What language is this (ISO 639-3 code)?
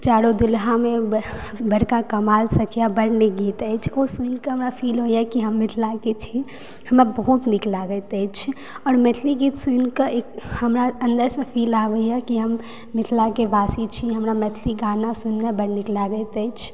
mai